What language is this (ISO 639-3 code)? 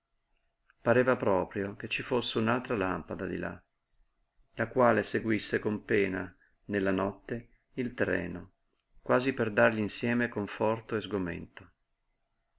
ita